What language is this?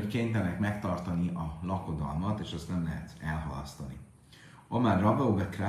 Hungarian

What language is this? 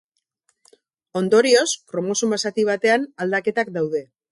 Basque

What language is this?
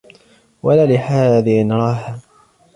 Arabic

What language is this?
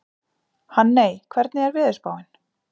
Icelandic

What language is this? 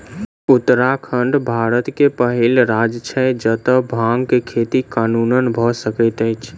Maithili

